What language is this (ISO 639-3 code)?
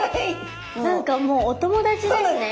jpn